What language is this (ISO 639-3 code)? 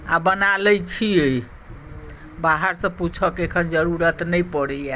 mai